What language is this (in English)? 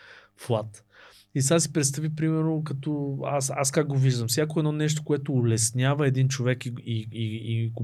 Bulgarian